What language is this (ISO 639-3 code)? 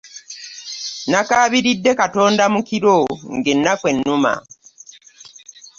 lug